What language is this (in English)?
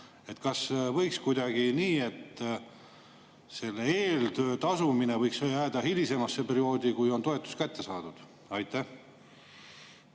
Estonian